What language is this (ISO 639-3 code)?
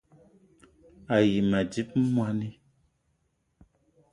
eto